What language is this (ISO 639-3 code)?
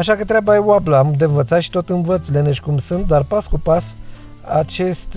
ron